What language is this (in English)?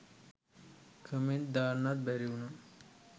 Sinhala